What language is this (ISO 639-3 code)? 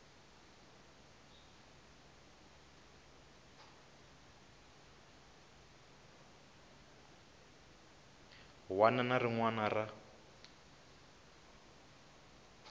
tso